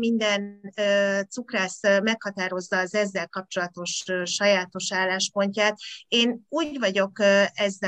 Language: Hungarian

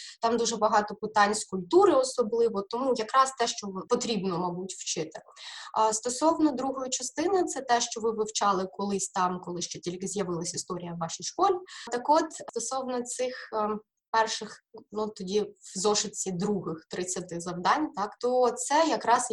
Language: Ukrainian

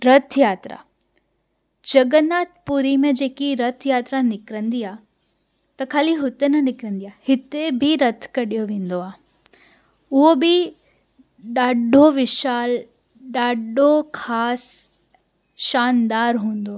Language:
Sindhi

